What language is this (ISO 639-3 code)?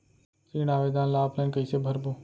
hne